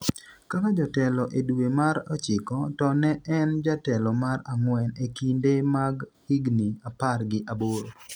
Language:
Luo (Kenya and Tanzania)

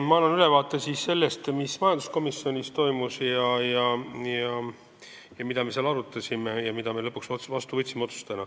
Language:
Estonian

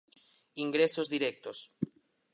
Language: Galician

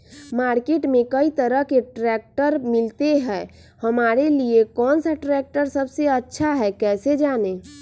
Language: Magahi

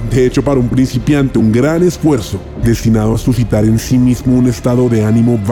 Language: Spanish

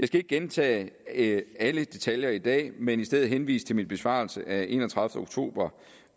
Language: Danish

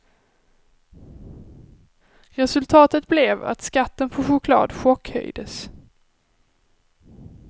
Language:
Swedish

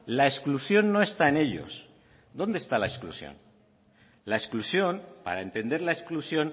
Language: Spanish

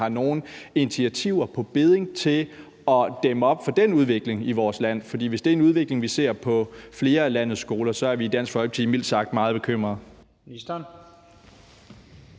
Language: Danish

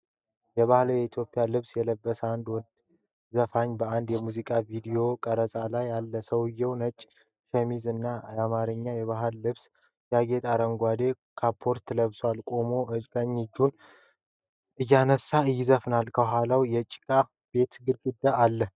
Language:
Amharic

